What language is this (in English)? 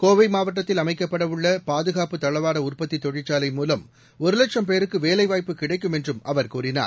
Tamil